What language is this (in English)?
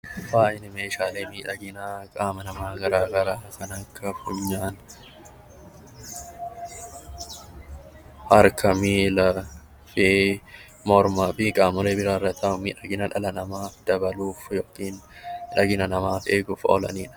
Oromo